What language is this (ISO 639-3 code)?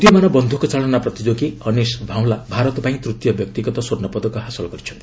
ori